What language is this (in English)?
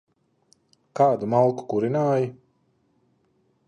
Latvian